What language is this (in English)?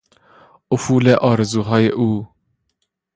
Persian